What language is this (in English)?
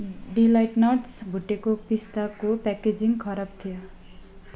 Nepali